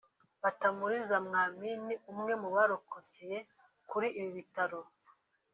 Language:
Kinyarwanda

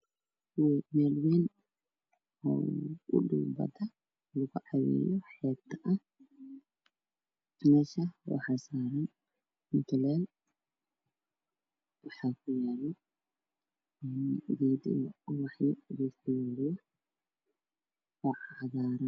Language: Somali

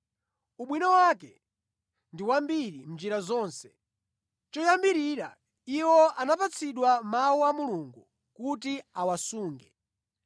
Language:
Nyanja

